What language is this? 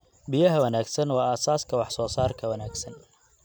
Somali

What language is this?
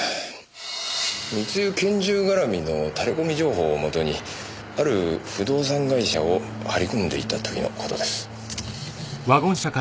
Japanese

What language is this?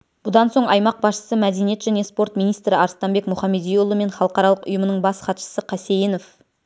Kazakh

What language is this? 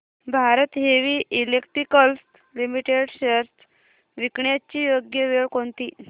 Marathi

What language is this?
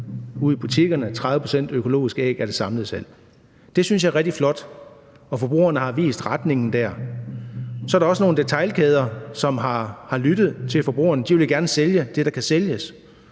Danish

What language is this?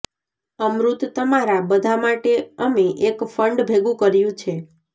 Gujarati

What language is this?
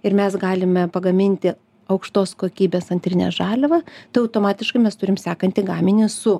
Lithuanian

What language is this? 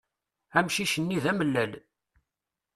Kabyle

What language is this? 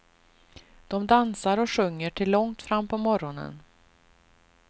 Swedish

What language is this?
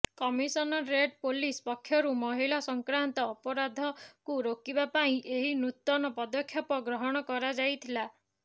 Odia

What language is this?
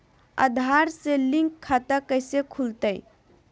Magahi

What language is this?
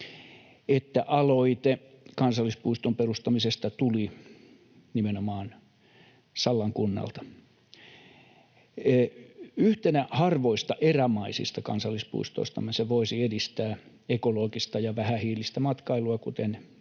Finnish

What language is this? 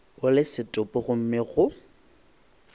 Northern Sotho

